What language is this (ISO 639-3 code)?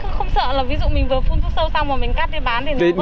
vie